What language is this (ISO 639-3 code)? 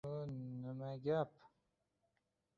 uzb